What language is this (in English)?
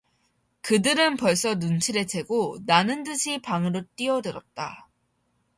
Korean